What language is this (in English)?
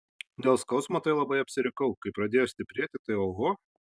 Lithuanian